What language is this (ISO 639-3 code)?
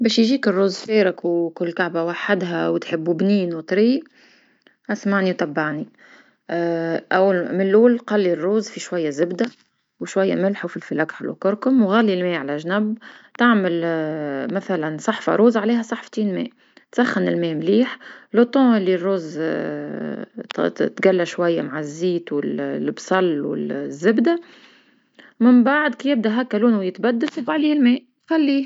aeb